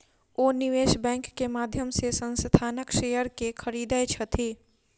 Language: Maithili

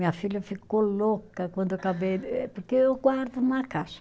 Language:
Portuguese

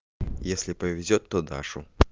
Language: Russian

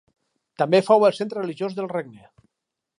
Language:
Catalan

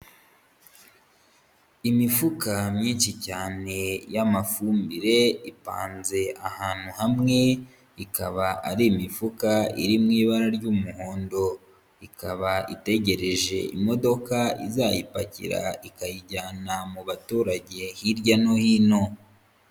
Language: Kinyarwanda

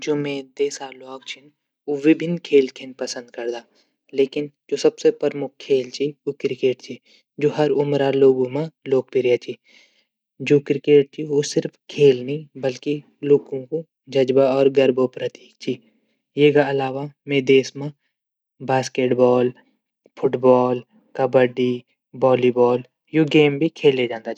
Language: Garhwali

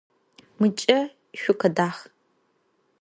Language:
Adyghe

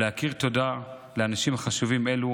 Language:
Hebrew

